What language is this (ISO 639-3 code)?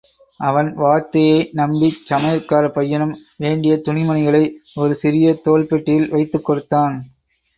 tam